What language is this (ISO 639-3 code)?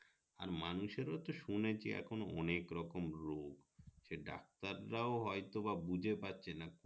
ben